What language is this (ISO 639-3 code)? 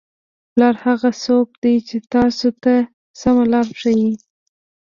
pus